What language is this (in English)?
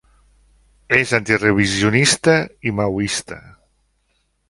Catalan